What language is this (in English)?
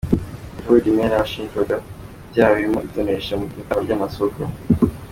Kinyarwanda